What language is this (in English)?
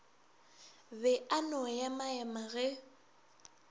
Northern Sotho